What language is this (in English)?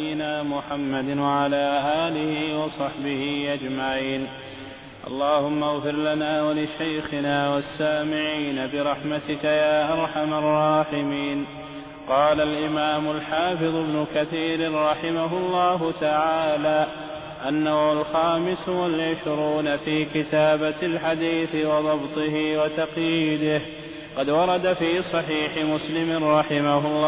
Arabic